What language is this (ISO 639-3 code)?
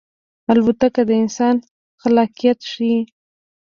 pus